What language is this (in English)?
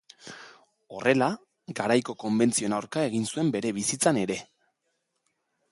Basque